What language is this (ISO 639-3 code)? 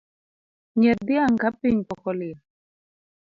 luo